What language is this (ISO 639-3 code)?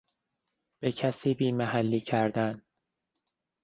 fas